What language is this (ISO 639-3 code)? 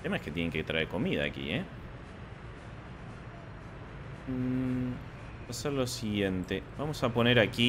spa